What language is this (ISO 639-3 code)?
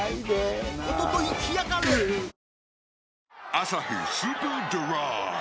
jpn